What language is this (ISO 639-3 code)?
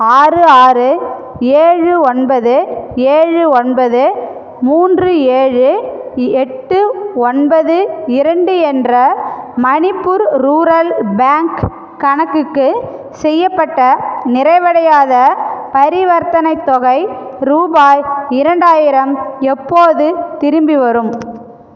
tam